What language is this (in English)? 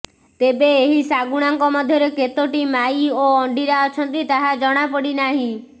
Odia